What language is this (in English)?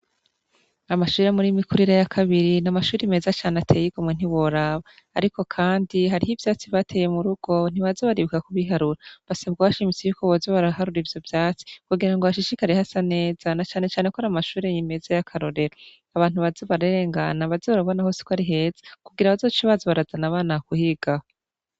Rundi